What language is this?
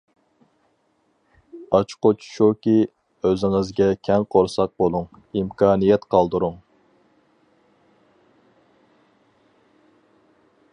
Uyghur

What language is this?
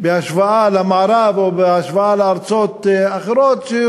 Hebrew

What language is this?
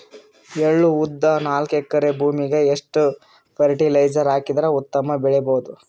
Kannada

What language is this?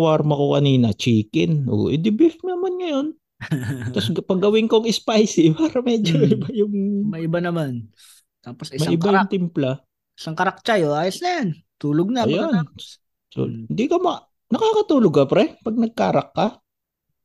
Filipino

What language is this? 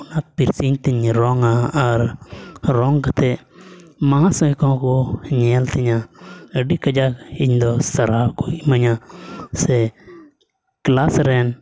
Santali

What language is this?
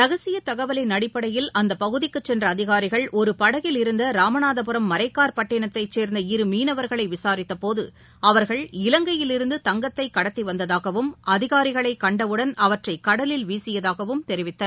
Tamil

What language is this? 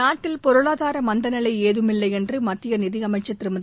Tamil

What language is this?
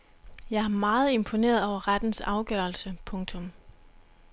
Danish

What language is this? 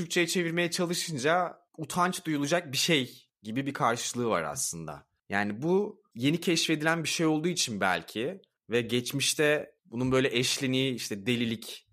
Turkish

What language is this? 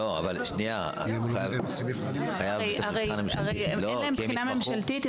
Hebrew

